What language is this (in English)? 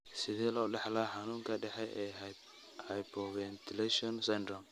Somali